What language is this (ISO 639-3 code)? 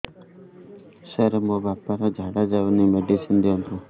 ori